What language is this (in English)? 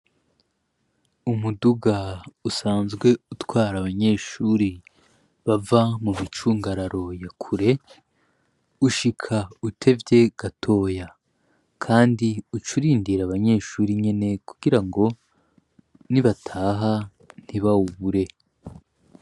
Rundi